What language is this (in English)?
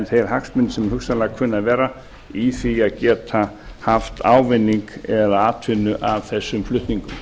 Icelandic